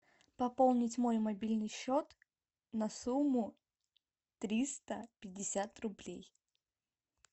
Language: Russian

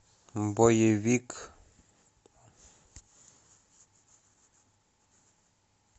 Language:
Russian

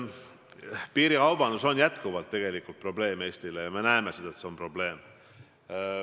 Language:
Estonian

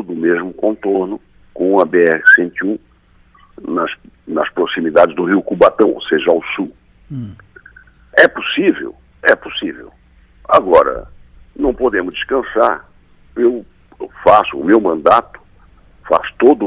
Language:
Portuguese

